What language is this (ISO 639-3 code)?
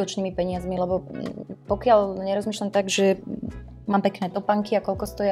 slk